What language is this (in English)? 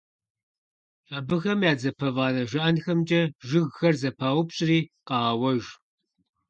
Kabardian